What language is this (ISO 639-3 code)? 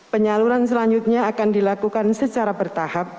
ind